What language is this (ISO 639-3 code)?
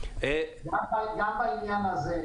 heb